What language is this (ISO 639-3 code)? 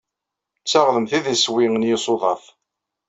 kab